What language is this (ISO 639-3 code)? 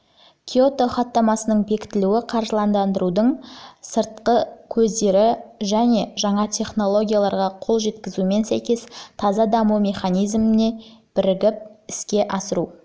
kaz